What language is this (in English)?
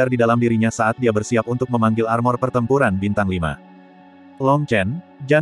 Indonesian